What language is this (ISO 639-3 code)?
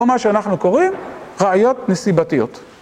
heb